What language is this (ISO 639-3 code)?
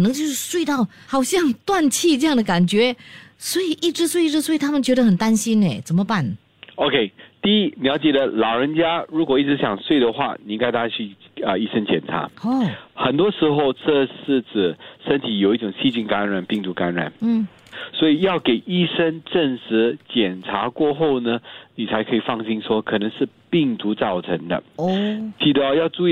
zho